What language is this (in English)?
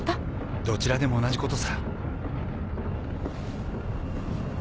Japanese